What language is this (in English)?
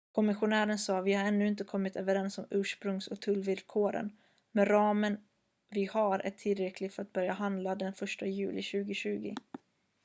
Swedish